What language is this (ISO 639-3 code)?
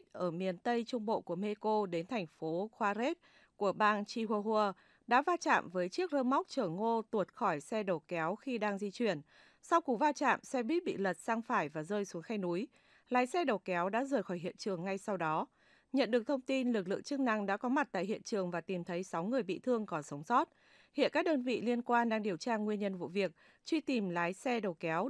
vie